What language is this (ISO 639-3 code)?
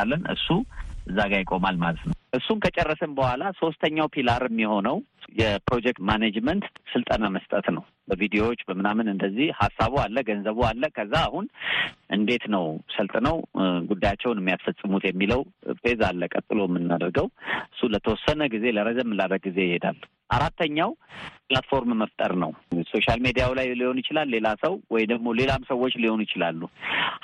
amh